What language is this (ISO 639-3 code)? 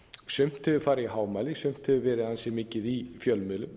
isl